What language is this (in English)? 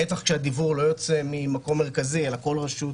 Hebrew